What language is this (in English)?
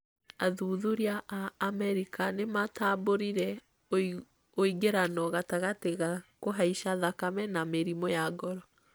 Kikuyu